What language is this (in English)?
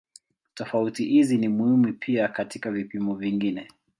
Swahili